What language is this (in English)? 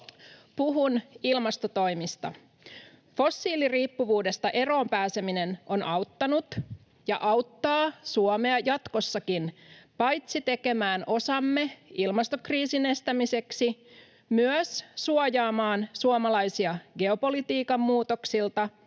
Finnish